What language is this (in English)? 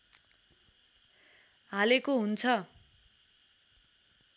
Nepali